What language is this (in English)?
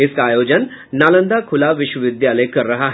Hindi